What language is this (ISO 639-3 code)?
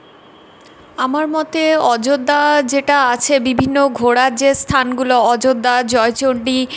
ben